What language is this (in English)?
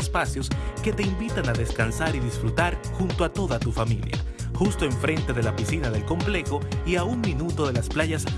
Spanish